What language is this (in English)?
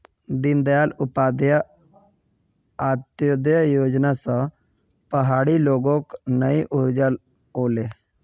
Magahi